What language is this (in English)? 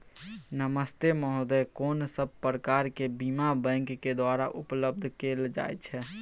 Maithili